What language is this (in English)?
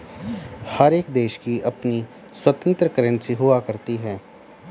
Hindi